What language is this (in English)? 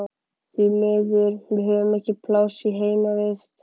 Icelandic